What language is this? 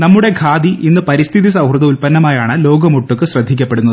Malayalam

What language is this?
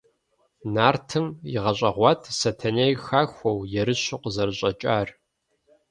Kabardian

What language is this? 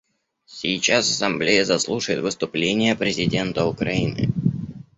Russian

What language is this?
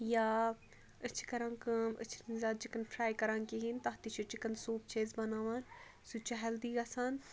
Kashmiri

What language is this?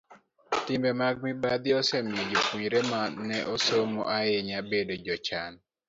Luo (Kenya and Tanzania)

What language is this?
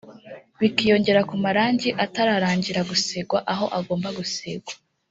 Kinyarwanda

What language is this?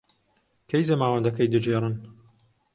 Central Kurdish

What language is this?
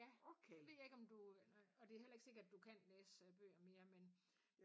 Danish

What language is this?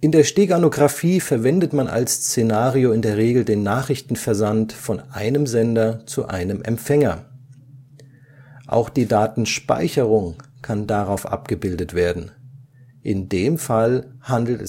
German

